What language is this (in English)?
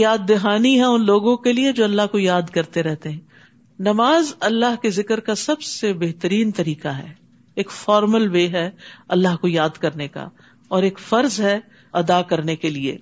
Urdu